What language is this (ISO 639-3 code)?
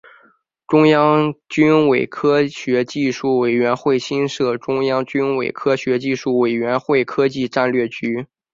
zho